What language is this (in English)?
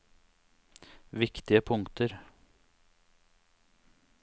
Norwegian